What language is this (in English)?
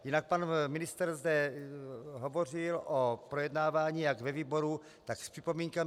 Czech